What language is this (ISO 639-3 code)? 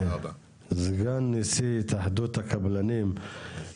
heb